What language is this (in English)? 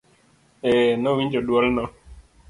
Luo (Kenya and Tanzania)